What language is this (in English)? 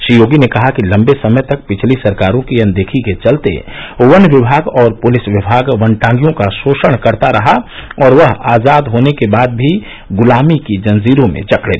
Hindi